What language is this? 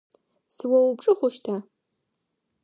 Adyghe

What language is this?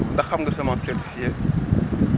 Wolof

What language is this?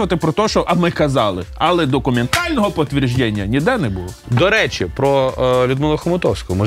Ukrainian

